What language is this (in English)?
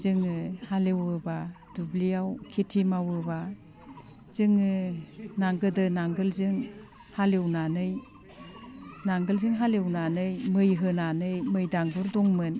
Bodo